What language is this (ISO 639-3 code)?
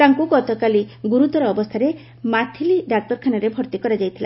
ori